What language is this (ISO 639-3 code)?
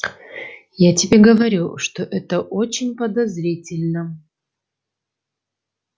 rus